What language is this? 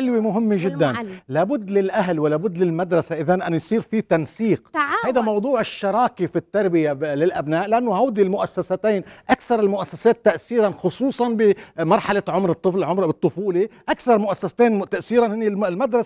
Arabic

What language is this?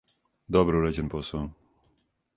Serbian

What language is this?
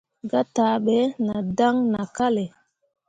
Mundang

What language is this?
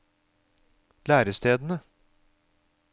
Norwegian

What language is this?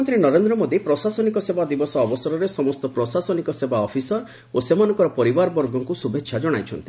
Odia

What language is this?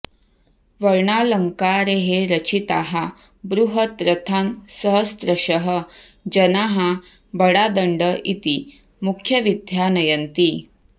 Sanskrit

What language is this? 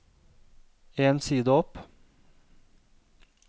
Norwegian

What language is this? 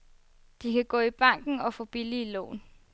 Danish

